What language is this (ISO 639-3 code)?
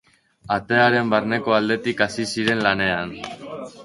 eus